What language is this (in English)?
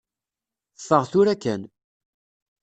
Kabyle